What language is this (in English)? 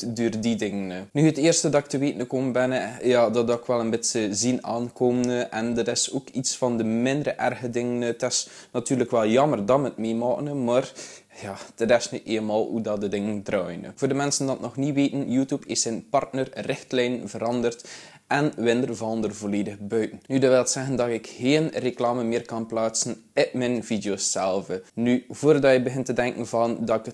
Dutch